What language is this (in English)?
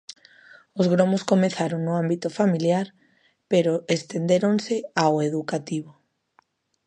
Galician